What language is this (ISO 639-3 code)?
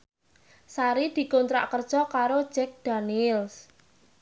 jav